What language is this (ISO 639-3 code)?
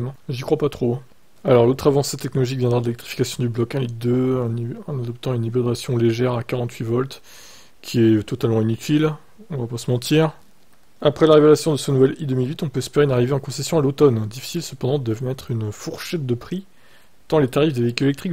fra